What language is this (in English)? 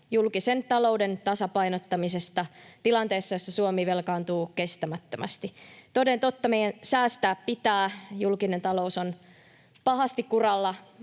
Finnish